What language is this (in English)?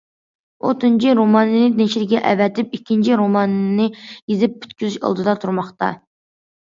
Uyghur